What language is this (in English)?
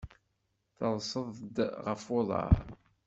Kabyle